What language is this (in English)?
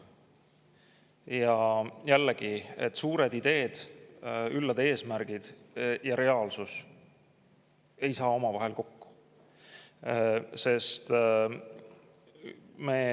Estonian